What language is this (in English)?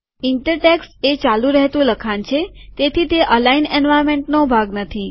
Gujarati